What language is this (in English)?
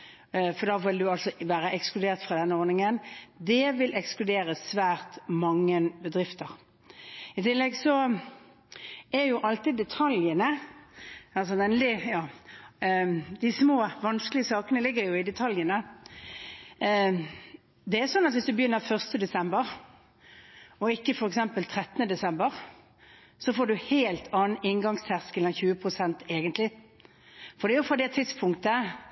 Norwegian Bokmål